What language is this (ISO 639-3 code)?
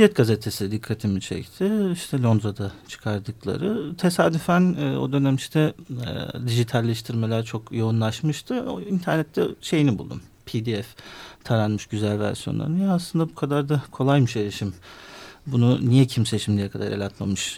tur